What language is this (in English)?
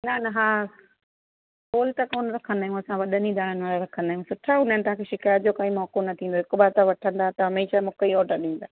Sindhi